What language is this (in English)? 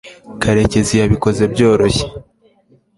Kinyarwanda